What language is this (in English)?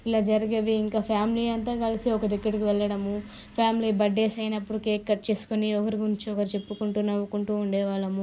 Telugu